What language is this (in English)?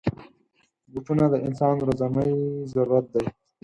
Pashto